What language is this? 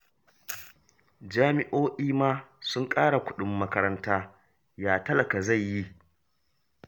Hausa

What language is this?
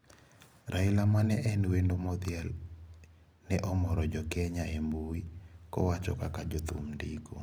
Luo (Kenya and Tanzania)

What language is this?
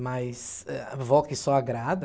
Portuguese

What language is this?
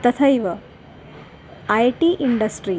Sanskrit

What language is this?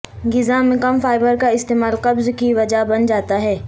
Urdu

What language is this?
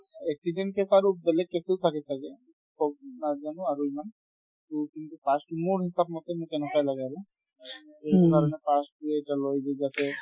Assamese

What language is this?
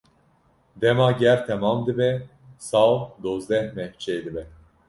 Kurdish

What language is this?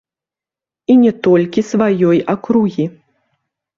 Belarusian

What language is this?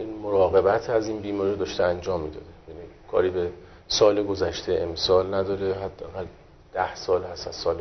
Persian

